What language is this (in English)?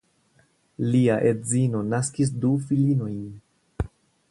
Esperanto